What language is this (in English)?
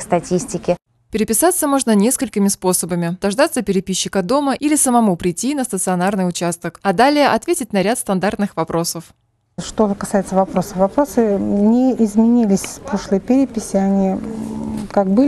Russian